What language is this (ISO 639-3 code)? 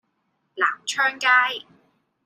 yue